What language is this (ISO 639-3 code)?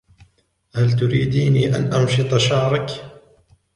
ara